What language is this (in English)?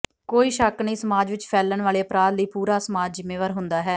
Punjabi